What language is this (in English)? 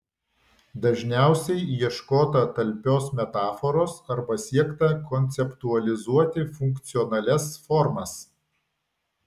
Lithuanian